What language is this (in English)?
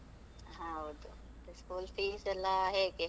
Kannada